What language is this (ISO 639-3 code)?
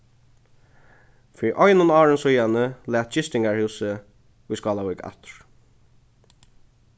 fao